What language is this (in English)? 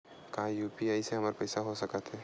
Chhattisgarhi